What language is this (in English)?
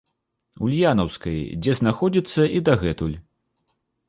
Belarusian